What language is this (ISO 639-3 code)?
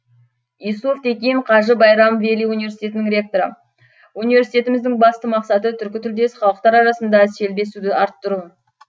kaz